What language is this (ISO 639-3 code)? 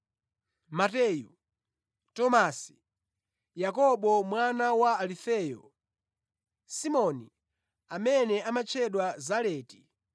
nya